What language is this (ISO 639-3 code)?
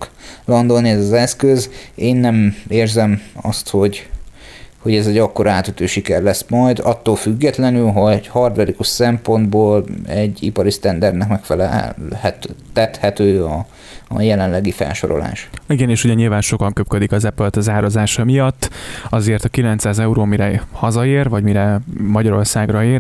hun